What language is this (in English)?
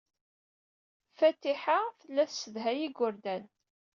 Kabyle